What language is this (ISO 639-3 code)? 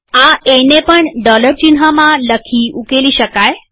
guj